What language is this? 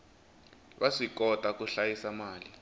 Tsonga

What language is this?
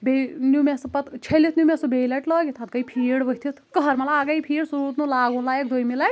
Kashmiri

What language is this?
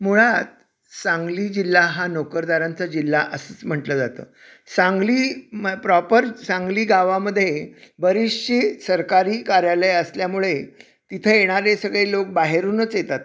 Marathi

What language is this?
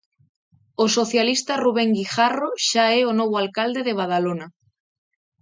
Galician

